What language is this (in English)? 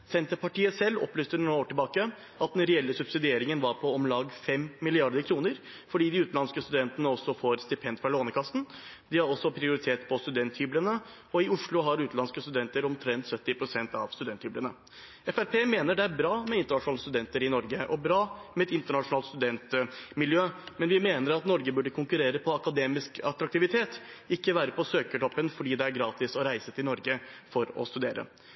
Norwegian Bokmål